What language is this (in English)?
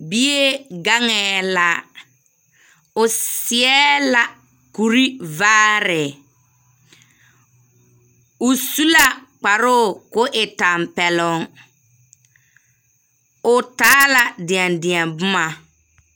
Southern Dagaare